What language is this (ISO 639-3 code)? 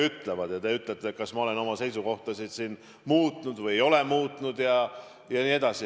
est